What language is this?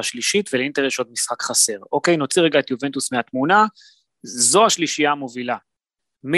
Hebrew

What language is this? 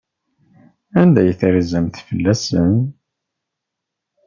Kabyle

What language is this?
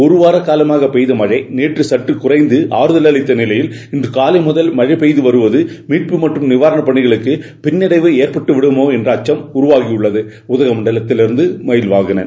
Tamil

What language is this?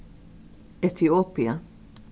Faroese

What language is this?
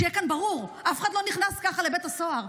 Hebrew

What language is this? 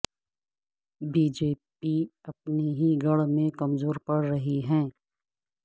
Urdu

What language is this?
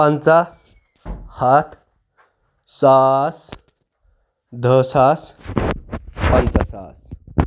Kashmiri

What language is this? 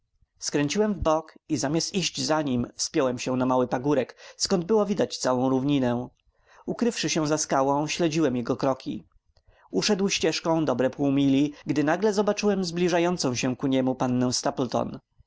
Polish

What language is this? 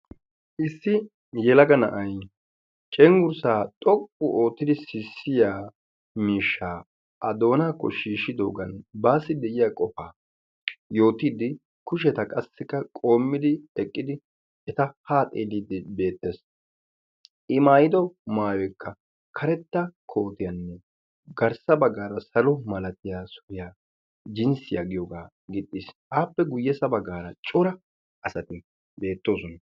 Wolaytta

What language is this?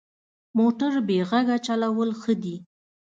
Pashto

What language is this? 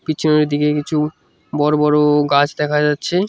Bangla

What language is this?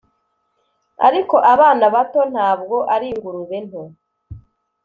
Kinyarwanda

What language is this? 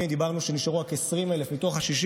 Hebrew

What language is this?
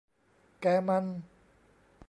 Thai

